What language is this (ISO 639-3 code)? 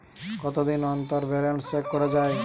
ben